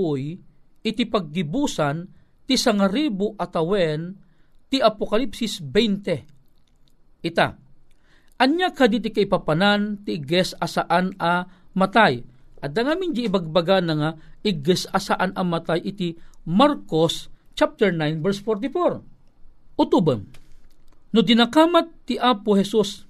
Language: Filipino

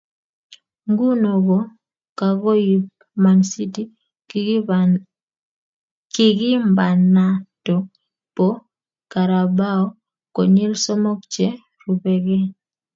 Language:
Kalenjin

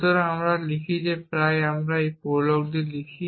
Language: Bangla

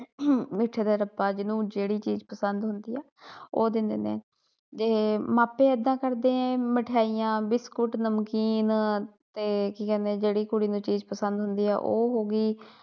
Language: Punjabi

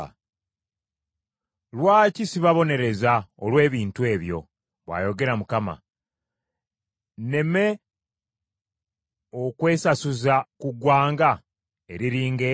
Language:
Ganda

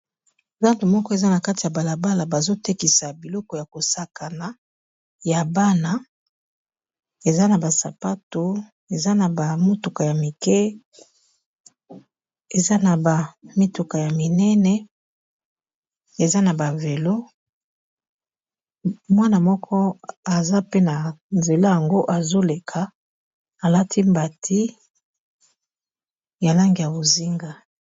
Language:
Lingala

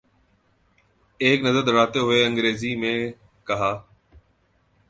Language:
Urdu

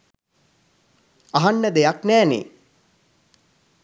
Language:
Sinhala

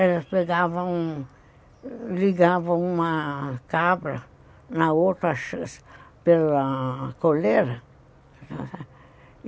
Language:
Portuguese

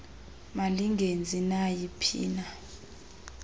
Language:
Xhosa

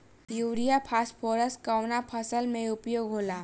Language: Bhojpuri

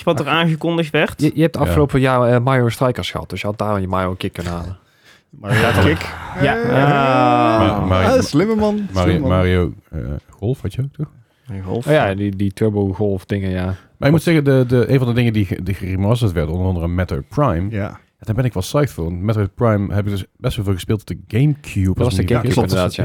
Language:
Dutch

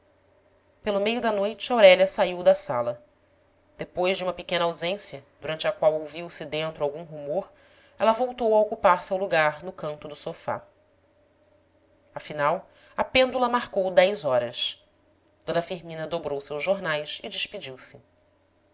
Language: Portuguese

